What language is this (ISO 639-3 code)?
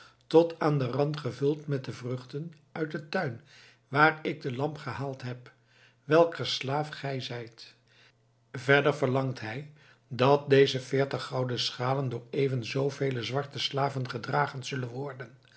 nld